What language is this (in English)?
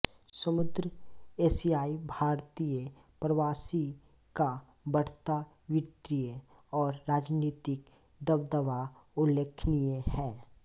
Hindi